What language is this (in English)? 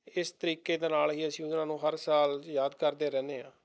Punjabi